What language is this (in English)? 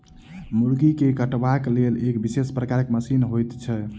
Maithili